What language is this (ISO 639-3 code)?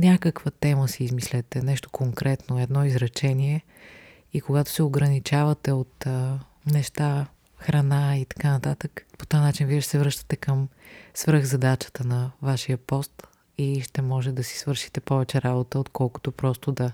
bul